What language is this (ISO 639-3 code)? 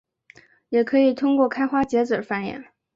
zho